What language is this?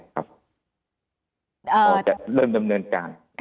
Thai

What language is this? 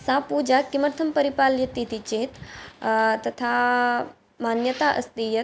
Sanskrit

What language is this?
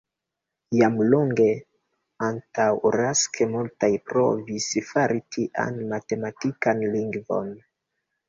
Esperanto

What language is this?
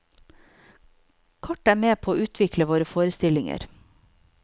Norwegian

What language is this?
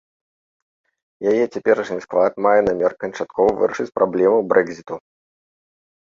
Belarusian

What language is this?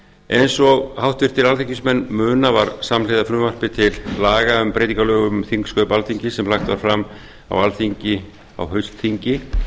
Icelandic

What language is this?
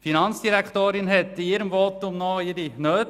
Swiss German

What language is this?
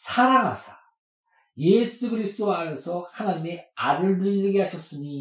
Korean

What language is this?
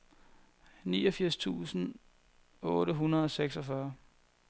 Danish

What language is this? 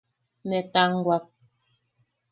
Yaqui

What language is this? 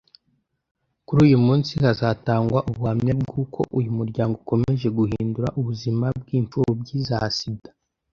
Kinyarwanda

